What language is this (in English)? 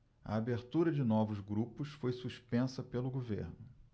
Portuguese